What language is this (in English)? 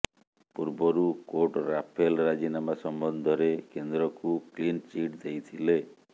Odia